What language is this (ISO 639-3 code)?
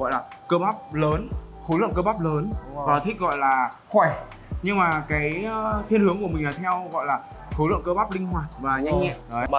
vie